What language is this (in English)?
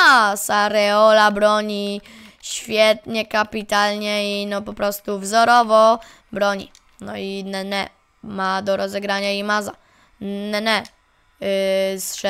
Polish